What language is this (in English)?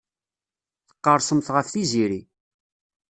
Kabyle